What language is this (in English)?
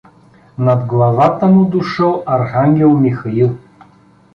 Bulgarian